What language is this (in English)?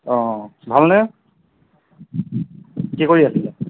Assamese